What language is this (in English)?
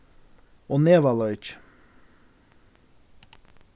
Faroese